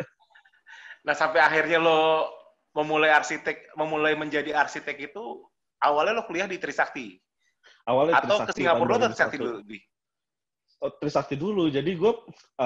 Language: Indonesian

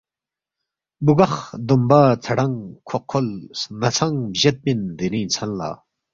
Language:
Balti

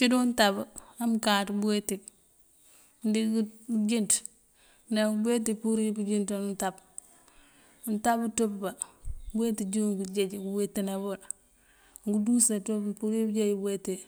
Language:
Mandjak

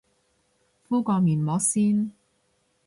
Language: Cantonese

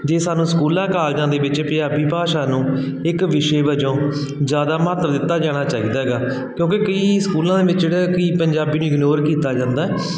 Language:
Punjabi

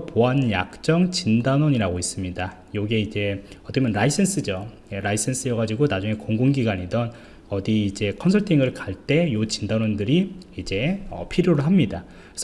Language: Korean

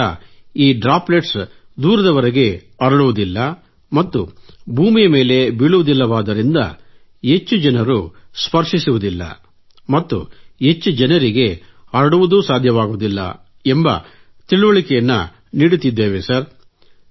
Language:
Kannada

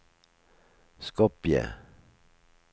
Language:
Norwegian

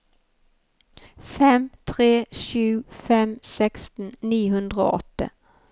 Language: Norwegian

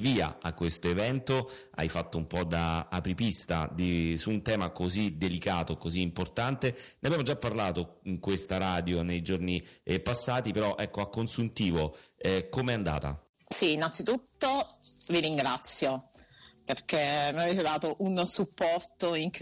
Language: Italian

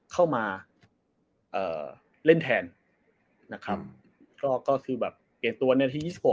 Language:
Thai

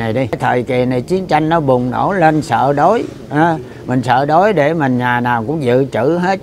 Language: Vietnamese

